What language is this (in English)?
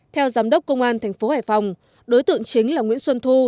Vietnamese